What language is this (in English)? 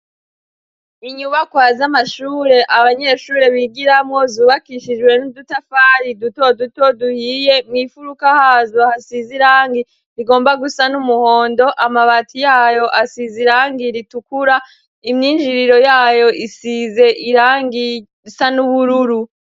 Rundi